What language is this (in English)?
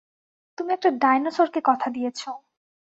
Bangla